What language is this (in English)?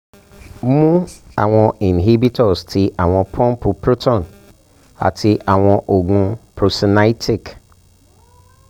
Yoruba